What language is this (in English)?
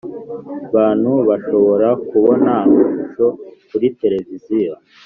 Kinyarwanda